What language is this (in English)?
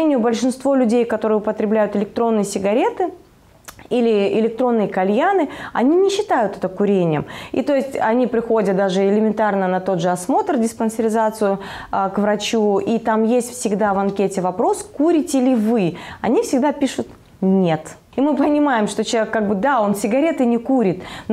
Russian